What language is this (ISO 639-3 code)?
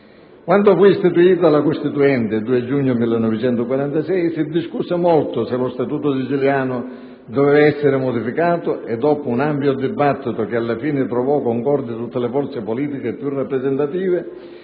ita